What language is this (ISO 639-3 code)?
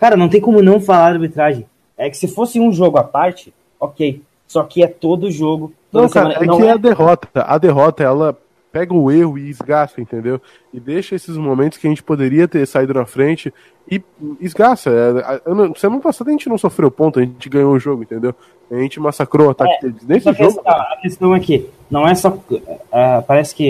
por